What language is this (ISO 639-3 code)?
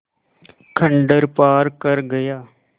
hin